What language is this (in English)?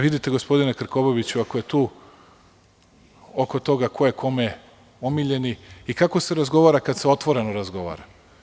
Serbian